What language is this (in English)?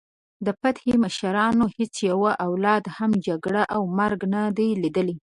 Pashto